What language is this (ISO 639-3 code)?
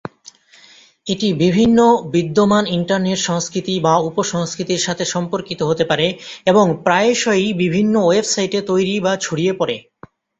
ben